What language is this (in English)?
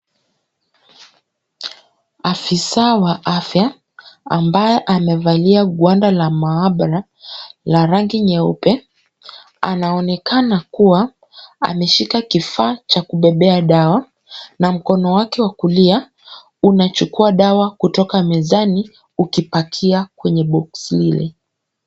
Swahili